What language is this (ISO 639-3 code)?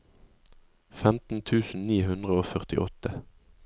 nor